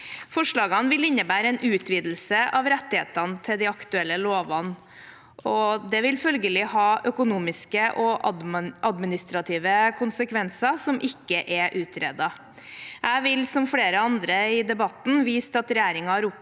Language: Norwegian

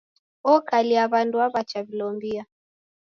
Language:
Taita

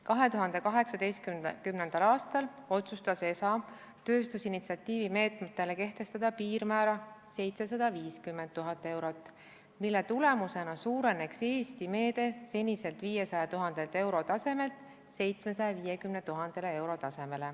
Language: Estonian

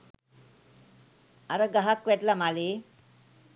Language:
Sinhala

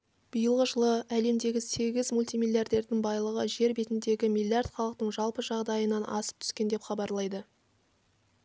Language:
Kazakh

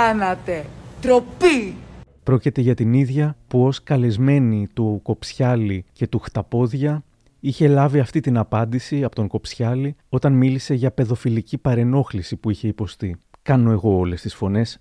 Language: Greek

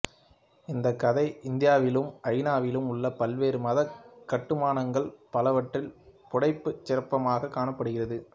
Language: Tamil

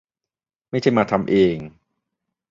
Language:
Thai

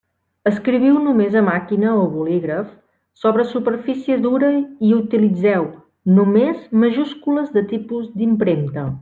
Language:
Catalan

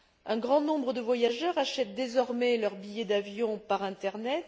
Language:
French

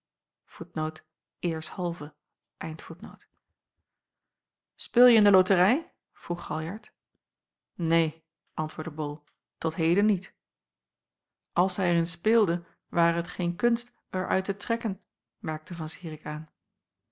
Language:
Dutch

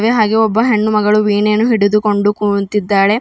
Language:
Kannada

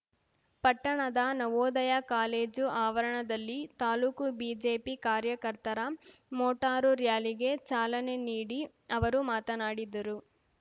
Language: Kannada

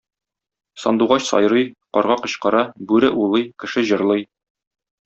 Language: Tatar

